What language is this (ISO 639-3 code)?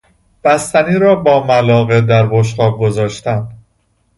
fas